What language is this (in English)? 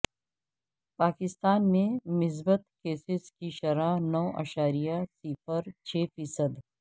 Urdu